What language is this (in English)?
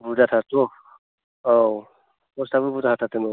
Bodo